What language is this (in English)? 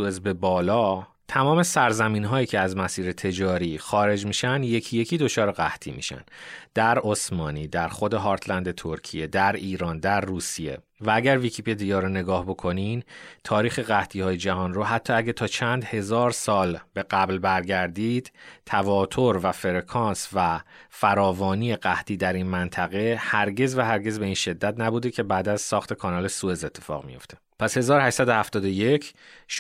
Persian